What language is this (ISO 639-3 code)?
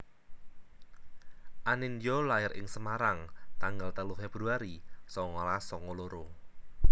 jav